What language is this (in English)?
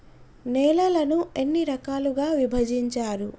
Telugu